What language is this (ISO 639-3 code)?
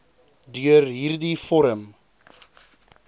afr